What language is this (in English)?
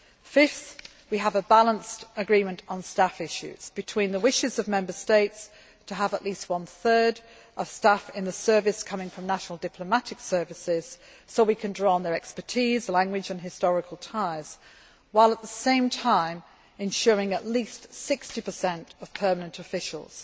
English